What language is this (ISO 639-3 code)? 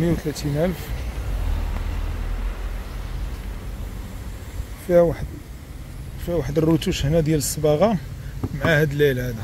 ara